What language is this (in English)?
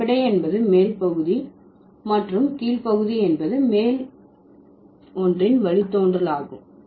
Tamil